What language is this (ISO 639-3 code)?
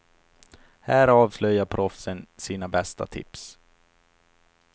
swe